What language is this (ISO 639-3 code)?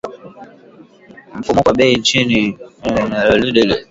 swa